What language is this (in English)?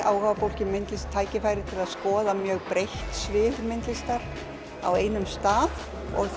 Icelandic